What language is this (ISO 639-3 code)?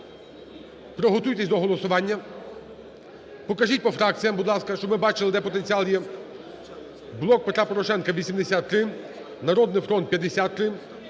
ukr